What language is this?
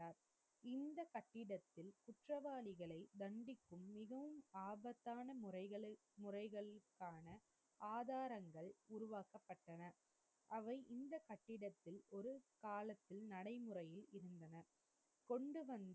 Tamil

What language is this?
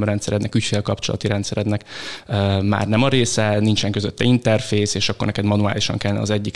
Hungarian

